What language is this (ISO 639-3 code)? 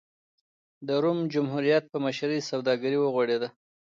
pus